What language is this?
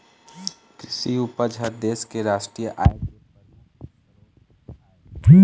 Chhattisgarhi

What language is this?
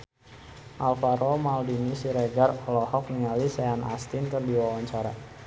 Sundanese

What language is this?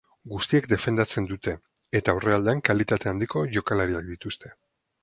Basque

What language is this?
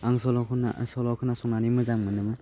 Bodo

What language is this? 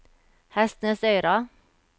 Norwegian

